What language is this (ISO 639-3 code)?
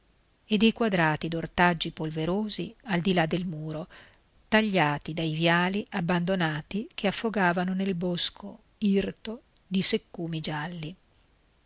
ita